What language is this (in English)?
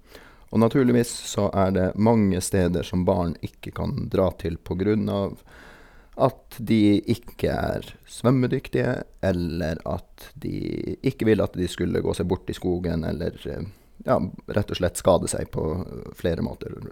Norwegian